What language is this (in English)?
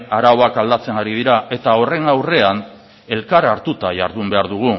Basque